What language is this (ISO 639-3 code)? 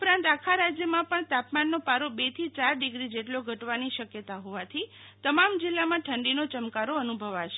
guj